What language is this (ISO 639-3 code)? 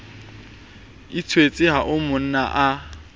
sot